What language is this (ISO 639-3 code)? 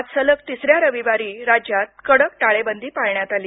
mar